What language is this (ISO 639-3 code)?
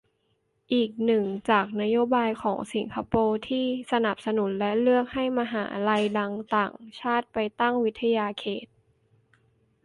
tha